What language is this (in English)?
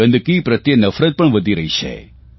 Gujarati